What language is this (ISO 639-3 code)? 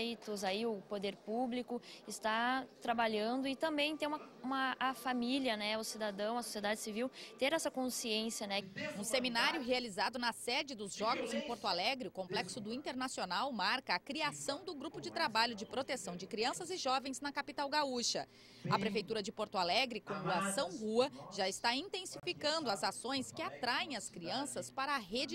por